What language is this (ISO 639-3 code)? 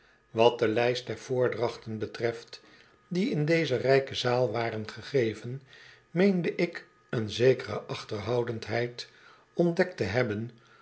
nld